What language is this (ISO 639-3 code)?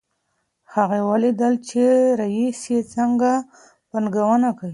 pus